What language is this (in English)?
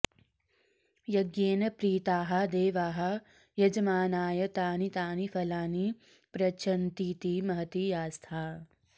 Sanskrit